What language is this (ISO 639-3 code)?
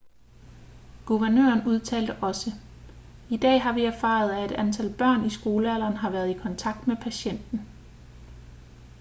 dan